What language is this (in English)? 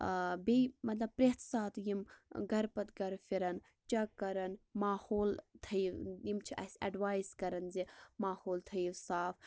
Kashmiri